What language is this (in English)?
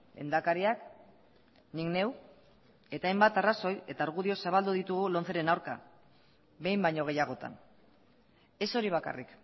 Basque